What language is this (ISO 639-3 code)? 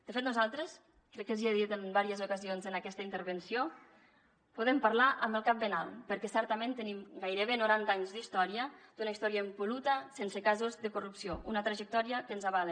cat